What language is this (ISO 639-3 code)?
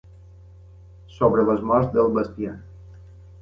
cat